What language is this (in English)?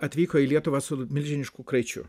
Lithuanian